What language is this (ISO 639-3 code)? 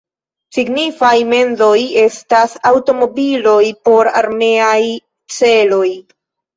epo